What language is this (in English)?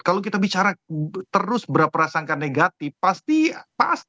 Indonesian